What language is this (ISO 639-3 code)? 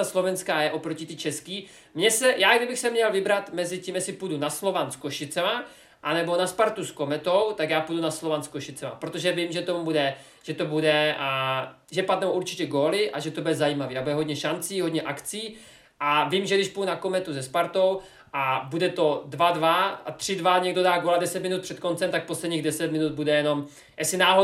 ces